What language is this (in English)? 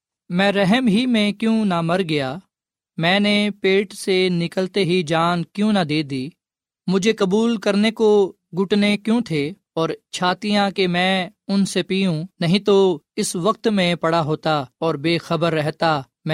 Urdu